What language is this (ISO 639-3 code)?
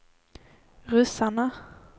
swe